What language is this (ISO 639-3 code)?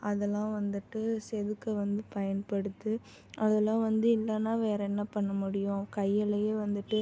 tam